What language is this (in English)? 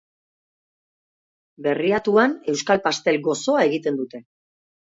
Basque